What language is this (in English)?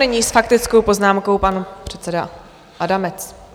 Czech